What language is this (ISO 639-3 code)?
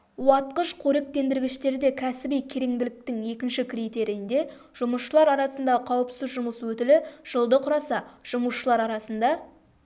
kaz